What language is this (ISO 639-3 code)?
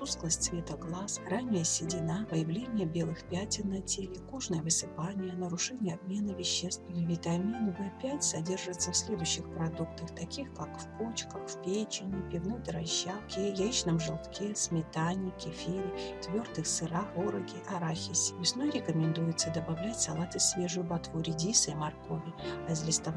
rus